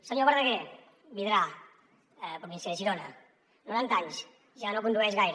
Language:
Catalan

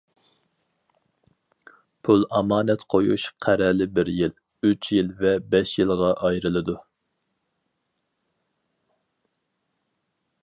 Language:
Uyghur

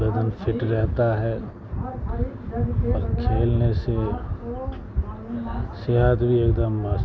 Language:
Urdu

